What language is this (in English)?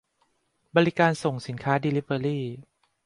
Thai